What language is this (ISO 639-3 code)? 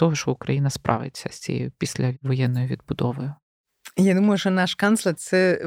ukr